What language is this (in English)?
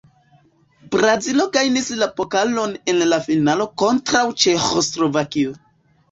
Esperanto